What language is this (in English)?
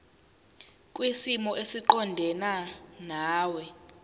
Zulu